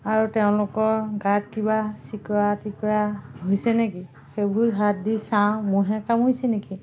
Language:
Assamese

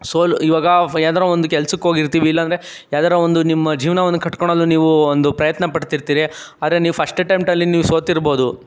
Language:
Kannada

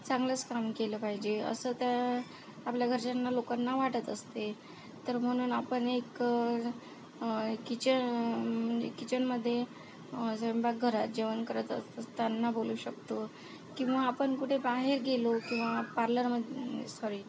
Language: Marathi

